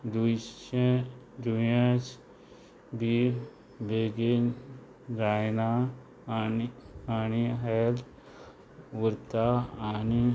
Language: Konkani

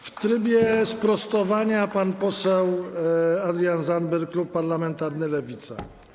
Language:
Polish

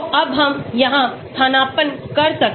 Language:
Hindi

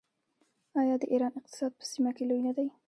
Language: Pashto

